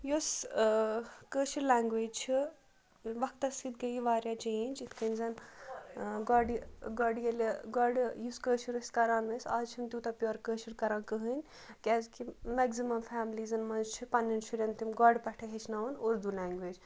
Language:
Kashmiri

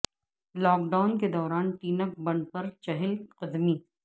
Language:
Urdu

